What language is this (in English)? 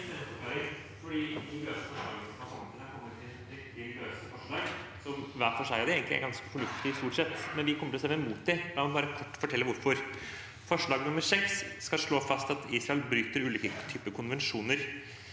Norwegian